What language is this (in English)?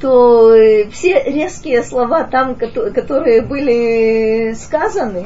Russian